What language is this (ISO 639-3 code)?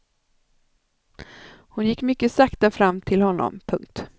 swe